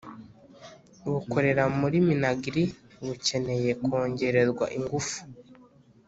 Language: Kinyarwanda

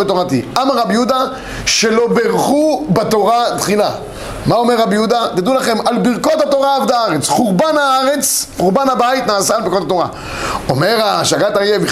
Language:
Hebrew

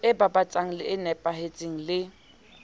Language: Southern Sotho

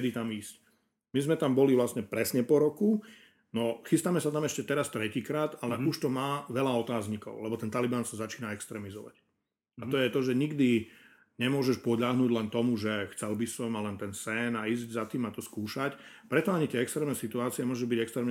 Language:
Slovak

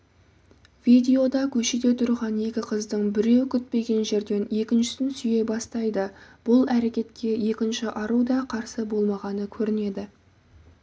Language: Kazakh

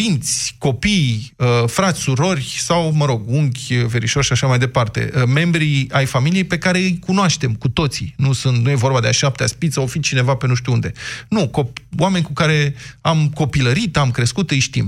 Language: Romanian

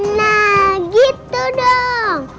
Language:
Indonesian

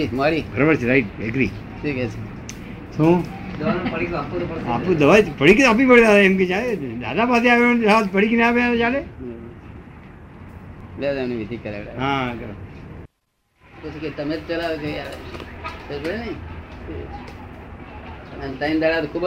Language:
Gujarati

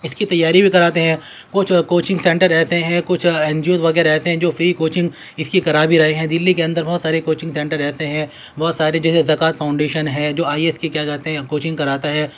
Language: Urdu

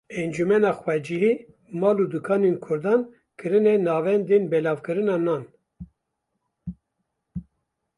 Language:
Kurdish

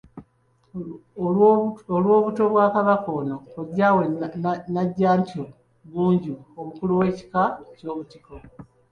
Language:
Ganda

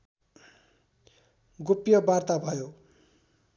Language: Nepali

